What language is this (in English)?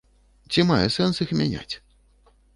Belarusian